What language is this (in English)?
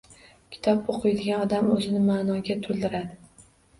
Uzbek